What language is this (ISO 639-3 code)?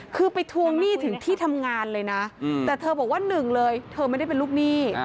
tha